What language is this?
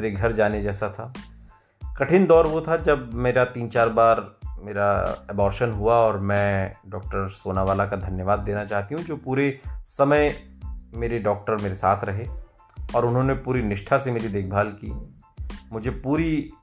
Hindi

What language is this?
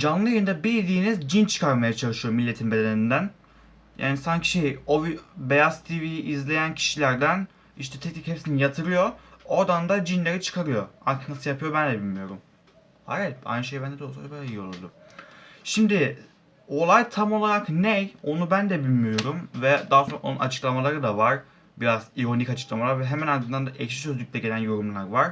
Turkish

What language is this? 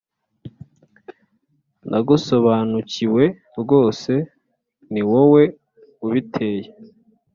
Kinyarwanda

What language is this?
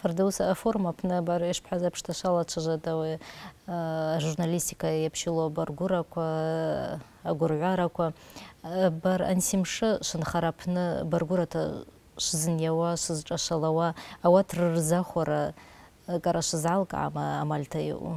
Arabic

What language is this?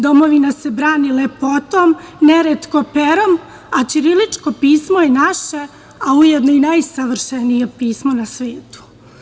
Serbian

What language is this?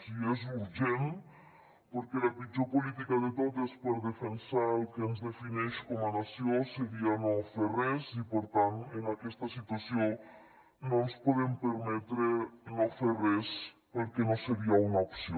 Catalan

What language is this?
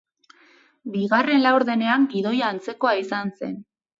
Basque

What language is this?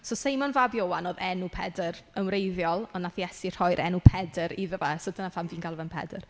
Welsh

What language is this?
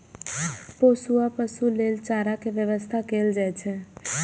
Maithili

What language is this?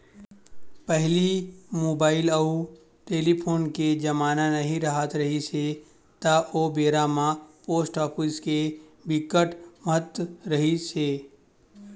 Chhattisgarhi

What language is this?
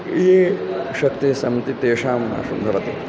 Sanskrit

